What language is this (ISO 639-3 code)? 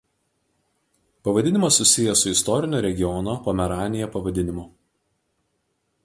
lit